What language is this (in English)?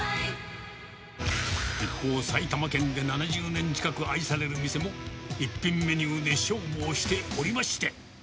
Japanese